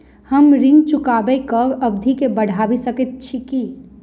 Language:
Maithili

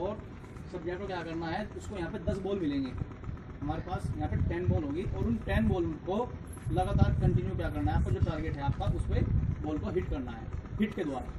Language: Hindi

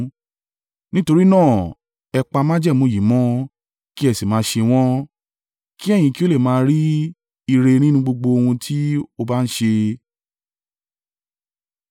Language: Yoruba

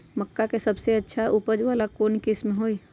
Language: Magahi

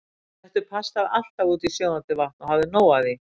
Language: Icelandic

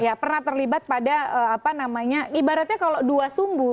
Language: Indonesian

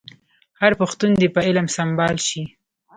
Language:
Pashto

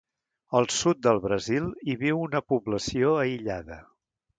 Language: Catalan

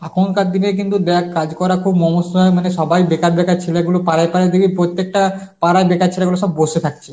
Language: Bangla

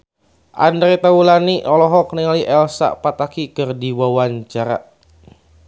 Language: Sundanese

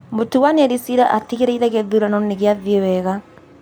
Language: Kikuyu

